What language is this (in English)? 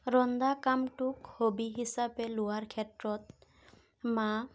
Assamese